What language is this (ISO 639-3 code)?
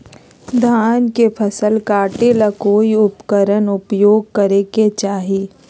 mag